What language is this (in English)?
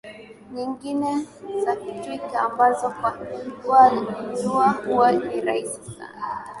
Swahili